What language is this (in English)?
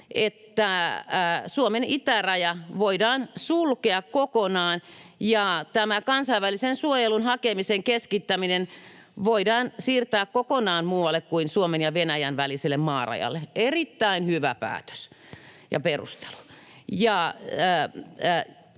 Finnish